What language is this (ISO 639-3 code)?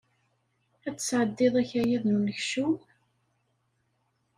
kab